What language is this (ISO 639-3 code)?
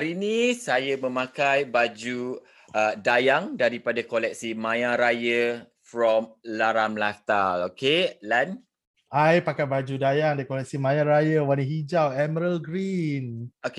msa